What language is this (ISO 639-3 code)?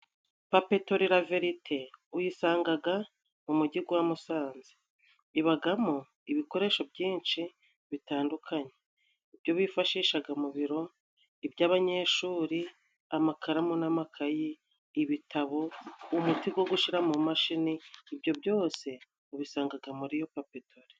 kin